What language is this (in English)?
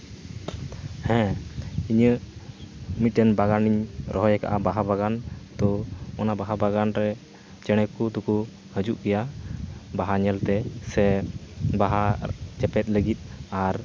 Santali